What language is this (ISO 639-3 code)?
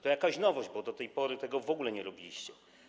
pol